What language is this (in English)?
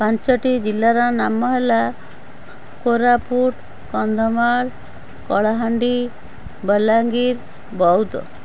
Odia